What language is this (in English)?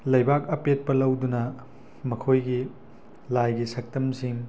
Manipuri